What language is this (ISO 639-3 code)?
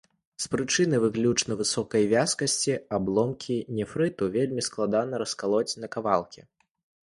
bel